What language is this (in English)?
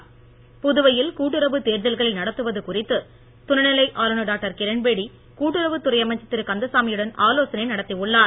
Tamil